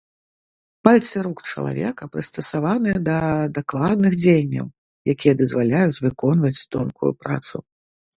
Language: Belarusian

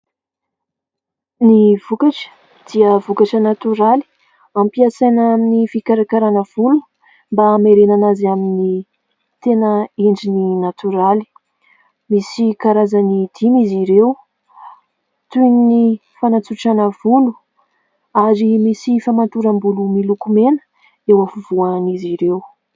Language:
Malagasy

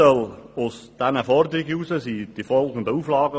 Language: Swiss German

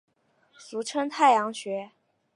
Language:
Chinese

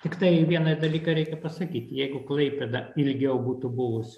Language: Lithuanian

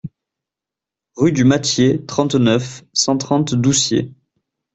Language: French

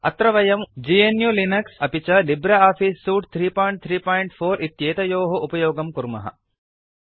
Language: Sanskrit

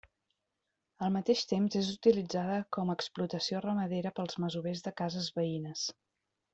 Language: Catalan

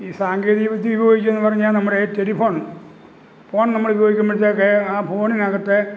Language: Malayalam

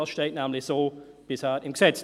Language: Swiss German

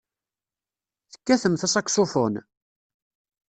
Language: Kabyle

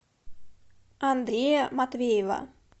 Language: Russian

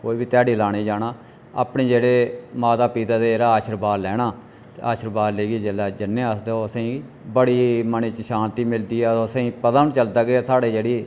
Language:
Dogri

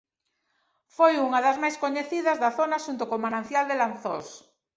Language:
Galician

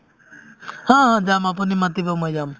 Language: Assamese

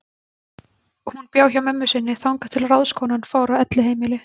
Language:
Icelandic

